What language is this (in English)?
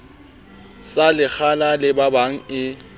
Southern Sotho